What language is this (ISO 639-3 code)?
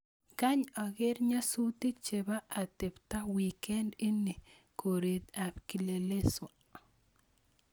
kln